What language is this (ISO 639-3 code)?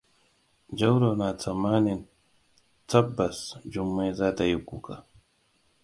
hau